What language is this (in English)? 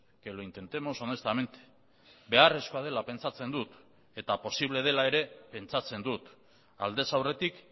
Basque